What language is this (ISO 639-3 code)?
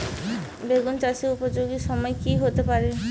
ben